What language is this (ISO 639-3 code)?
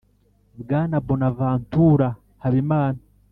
kin